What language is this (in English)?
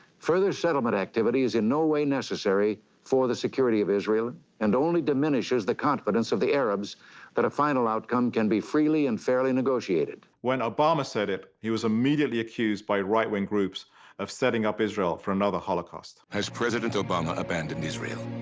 English